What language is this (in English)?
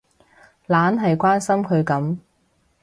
Cantonese